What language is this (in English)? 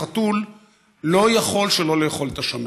Hebrew